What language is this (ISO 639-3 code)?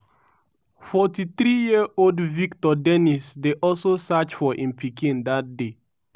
pcm